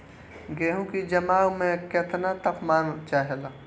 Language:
Bhojpuri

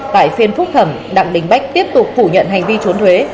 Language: Vietnamese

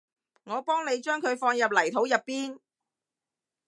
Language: Cantonese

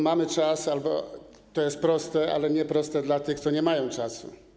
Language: Polish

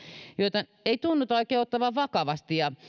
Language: Finnish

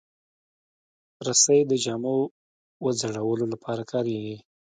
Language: Pashto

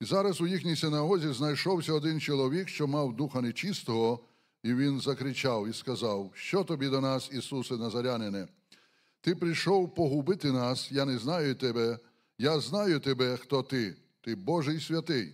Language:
Ukrainian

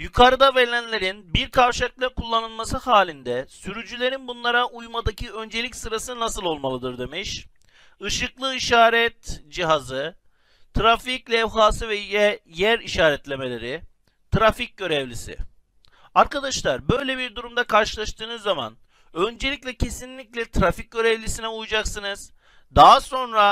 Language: Turkish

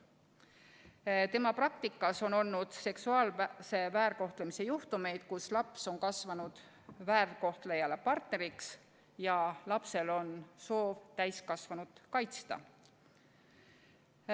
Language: Estonian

